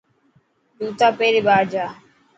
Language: Dhatki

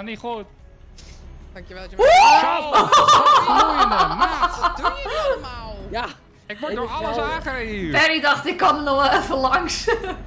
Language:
Dutch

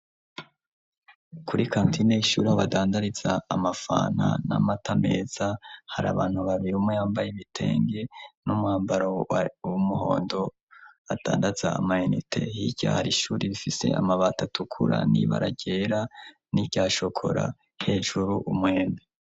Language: Rundi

